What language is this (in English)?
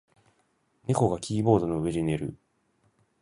Japanese